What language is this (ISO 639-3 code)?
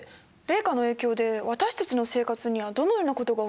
jpn